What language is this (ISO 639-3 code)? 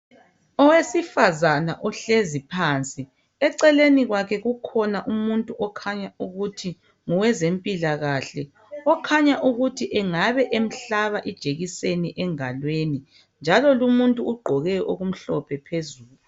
nde